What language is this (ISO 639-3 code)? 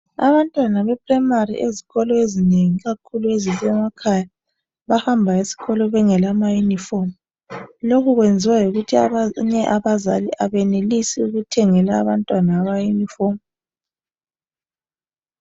nde